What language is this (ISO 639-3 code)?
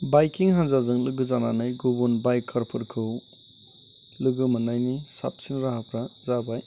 brx